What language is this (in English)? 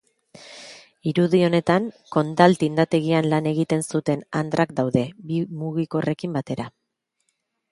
Basque